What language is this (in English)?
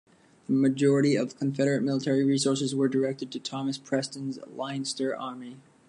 English